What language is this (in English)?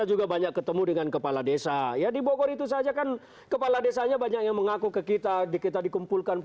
Indonesian